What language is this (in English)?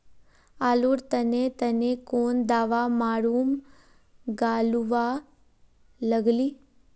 Magahi